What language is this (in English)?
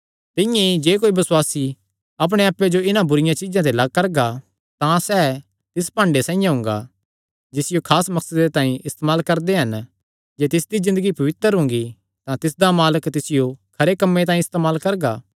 Kangri